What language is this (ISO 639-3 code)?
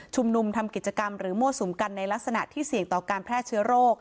tha